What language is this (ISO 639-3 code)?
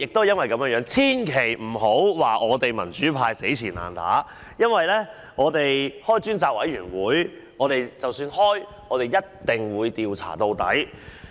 yue